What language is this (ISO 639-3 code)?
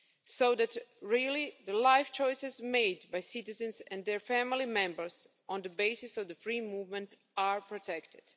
eng